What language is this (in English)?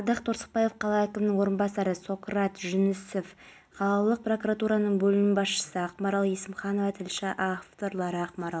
Kazakh